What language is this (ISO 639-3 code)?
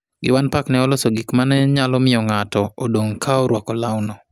luo